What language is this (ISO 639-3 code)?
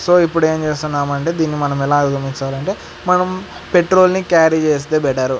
tel